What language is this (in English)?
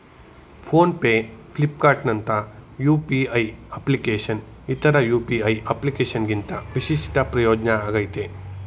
Kannada